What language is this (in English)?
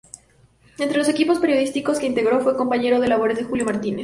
Spanish